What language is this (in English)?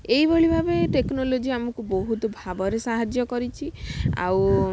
Odia